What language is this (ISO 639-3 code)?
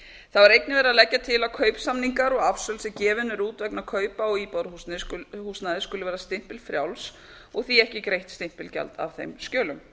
isl